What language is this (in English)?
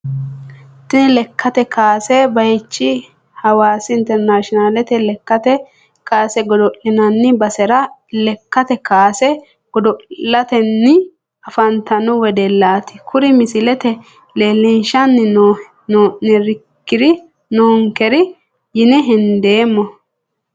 Sidamo